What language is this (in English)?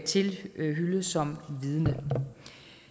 Danish